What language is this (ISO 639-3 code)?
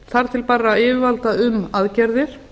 isl